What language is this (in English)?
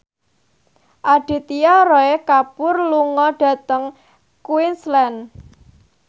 Javanese